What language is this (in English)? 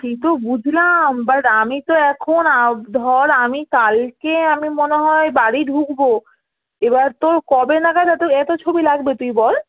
Bangla